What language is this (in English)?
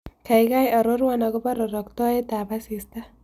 Kalenjin